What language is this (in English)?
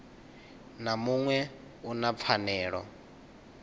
Venda